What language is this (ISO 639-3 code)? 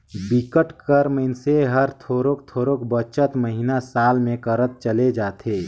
hne